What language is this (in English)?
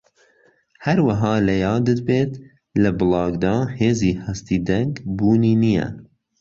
Central Kurdish